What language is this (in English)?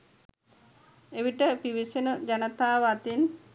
Sinhala